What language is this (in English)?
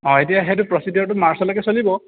Assamese